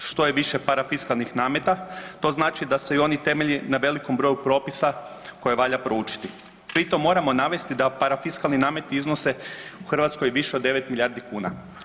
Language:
Croatian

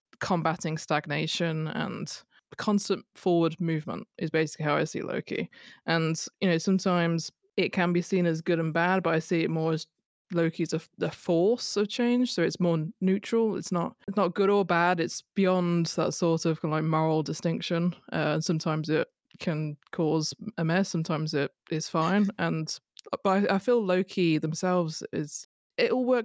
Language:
English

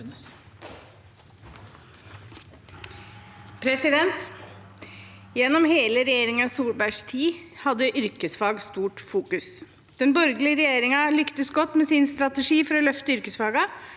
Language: Norwegian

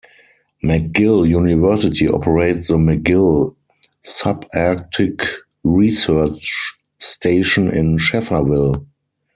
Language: English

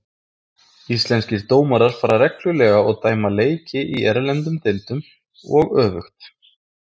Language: Icelandic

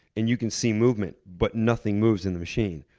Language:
English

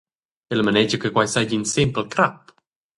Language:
Romansh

